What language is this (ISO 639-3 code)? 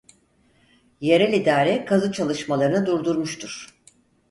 tur